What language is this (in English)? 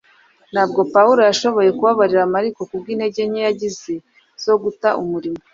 Kinyarwanda